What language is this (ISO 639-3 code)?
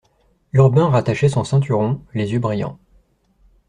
fra